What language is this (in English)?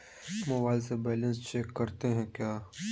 Magahi